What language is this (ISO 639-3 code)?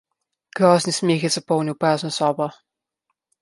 slv